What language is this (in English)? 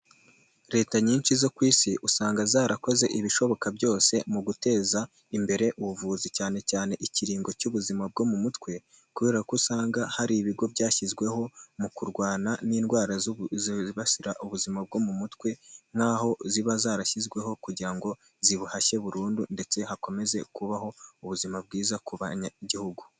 Kinyarwanda